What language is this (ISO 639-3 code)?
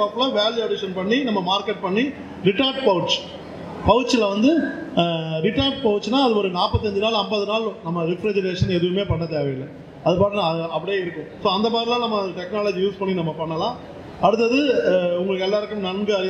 tam